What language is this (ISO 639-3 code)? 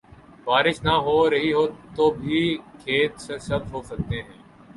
urd